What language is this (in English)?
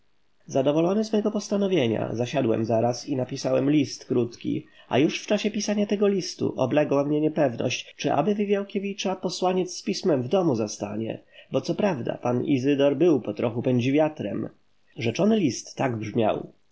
Polish